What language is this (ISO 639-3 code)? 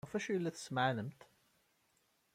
kab